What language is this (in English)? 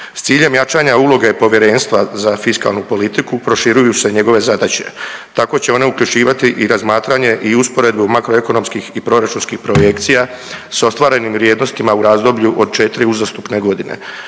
Croatian